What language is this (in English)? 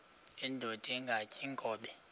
Xhosa